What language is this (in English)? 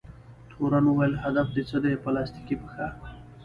Pashto